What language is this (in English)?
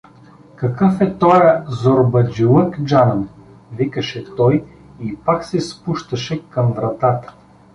Bulgarian